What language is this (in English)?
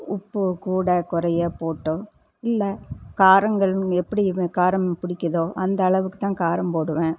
Tamil